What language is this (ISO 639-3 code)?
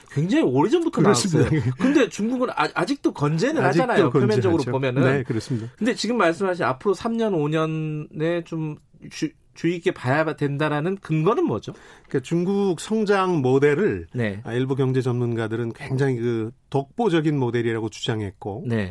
kor